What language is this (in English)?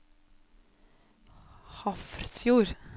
Norwegian